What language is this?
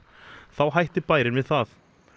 Icelandic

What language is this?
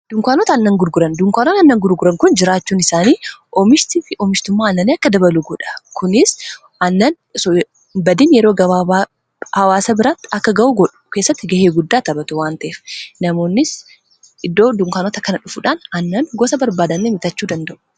Oromo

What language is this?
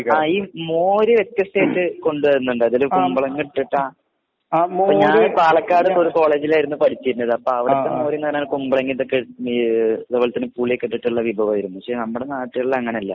Malayalam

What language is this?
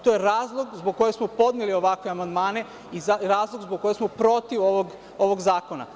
Serbian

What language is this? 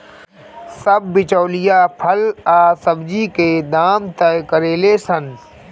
Bhojpuri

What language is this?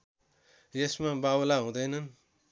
Nepali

